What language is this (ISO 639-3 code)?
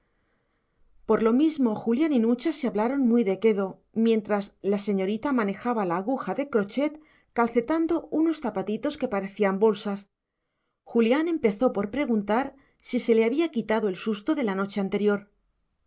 spa